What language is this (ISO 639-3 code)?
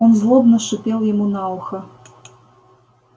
rus